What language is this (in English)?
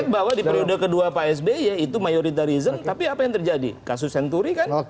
Indonesian